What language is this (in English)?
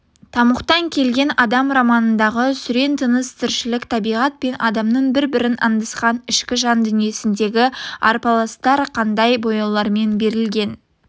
Kazakh